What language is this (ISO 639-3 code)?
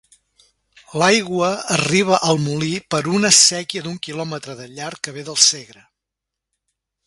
cat